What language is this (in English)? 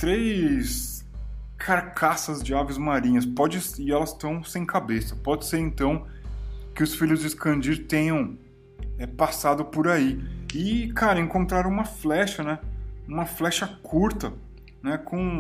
Portuguese